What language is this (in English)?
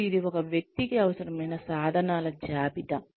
Telugu